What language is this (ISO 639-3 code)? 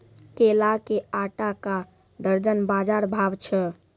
mai